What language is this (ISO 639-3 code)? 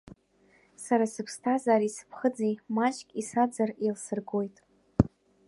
abk